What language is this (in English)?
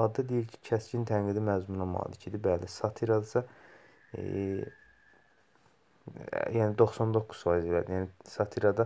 Turkish